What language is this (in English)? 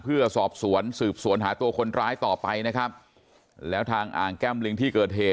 Thai